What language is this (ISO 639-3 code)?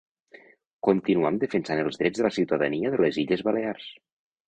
cat